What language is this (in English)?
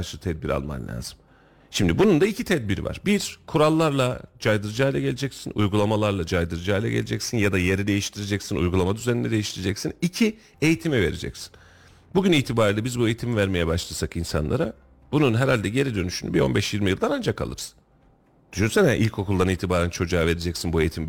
Turkish